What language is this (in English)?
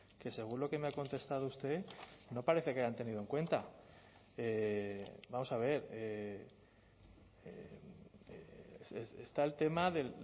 Spanish